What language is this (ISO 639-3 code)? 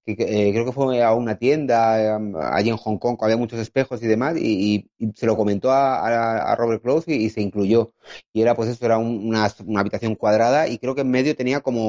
spa